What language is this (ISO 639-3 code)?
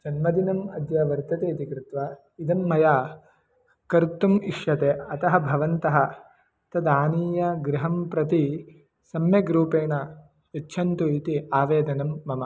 san